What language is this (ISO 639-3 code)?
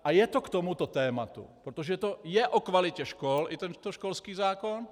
ces